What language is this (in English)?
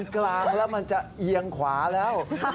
Thai